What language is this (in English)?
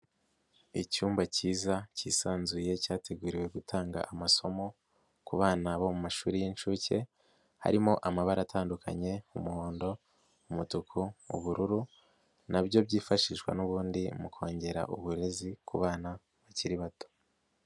Kinyarwanda